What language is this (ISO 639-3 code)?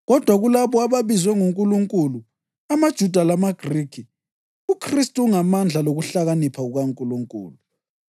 nde